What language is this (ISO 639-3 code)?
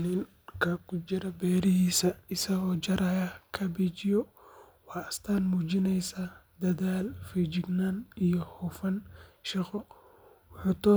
som